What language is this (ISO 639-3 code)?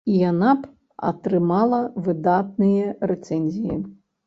bel